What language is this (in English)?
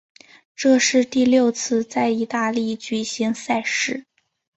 Chinese